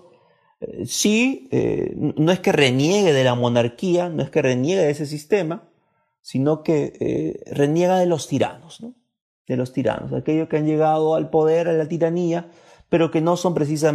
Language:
Spanish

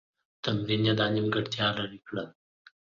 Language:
Pashto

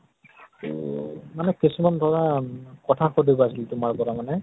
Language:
Assamese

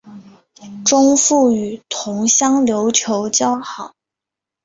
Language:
Chinese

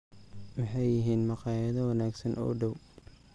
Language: Somali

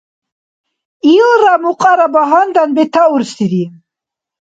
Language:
Dargwa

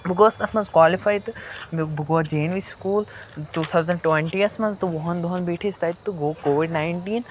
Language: Kashmiri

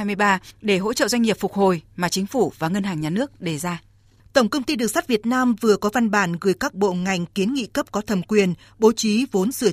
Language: Vietnamese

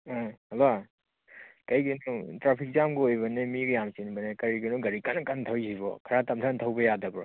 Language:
Manipuri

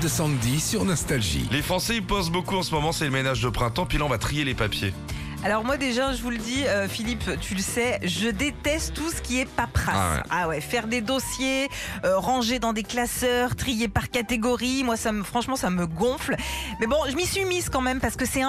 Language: French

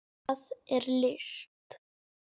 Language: Icelandic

